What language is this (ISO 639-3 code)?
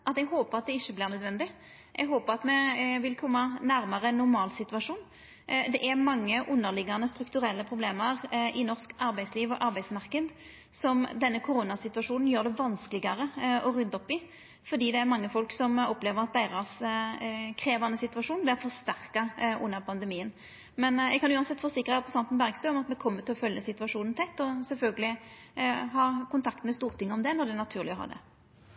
nno